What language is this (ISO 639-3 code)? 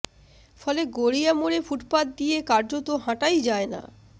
ben